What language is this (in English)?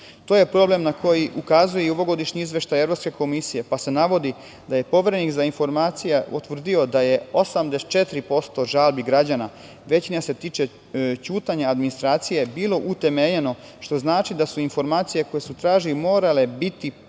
Serbian